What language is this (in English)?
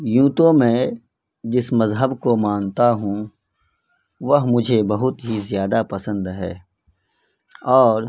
Urdu